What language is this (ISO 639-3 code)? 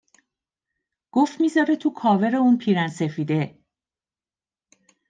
fas